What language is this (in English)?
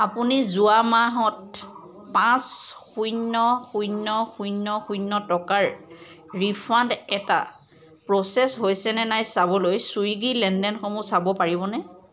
Assamese